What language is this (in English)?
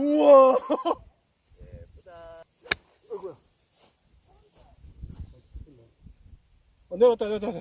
Korean